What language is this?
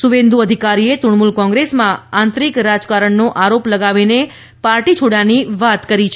Gujarati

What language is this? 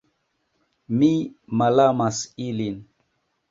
Esperanto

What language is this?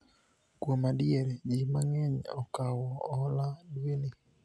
Luo (Kenya and Tanzania)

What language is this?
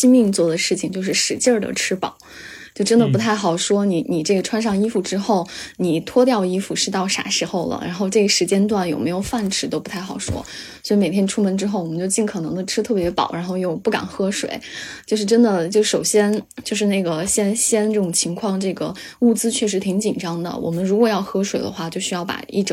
Chinese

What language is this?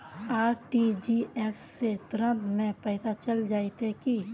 Magahi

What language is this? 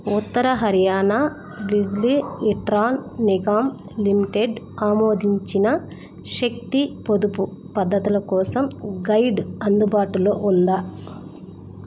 Telugu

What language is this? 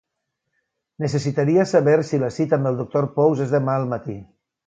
Catalan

